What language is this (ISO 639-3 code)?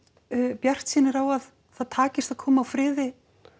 isl